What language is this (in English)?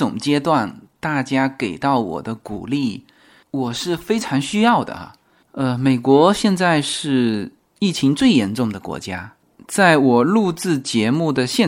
Chinese